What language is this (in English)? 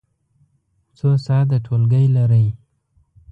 Pashto